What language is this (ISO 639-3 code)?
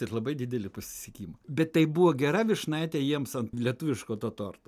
lit